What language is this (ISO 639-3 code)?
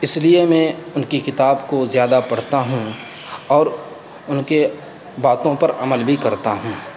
urd